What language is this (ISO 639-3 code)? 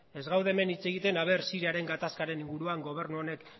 eus